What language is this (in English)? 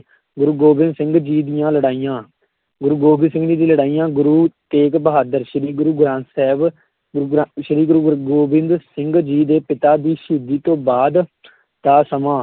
Punjabi